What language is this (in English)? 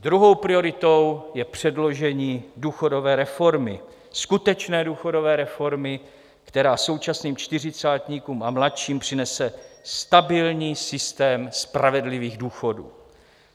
Czech